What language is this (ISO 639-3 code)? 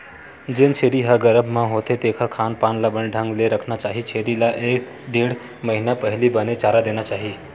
hne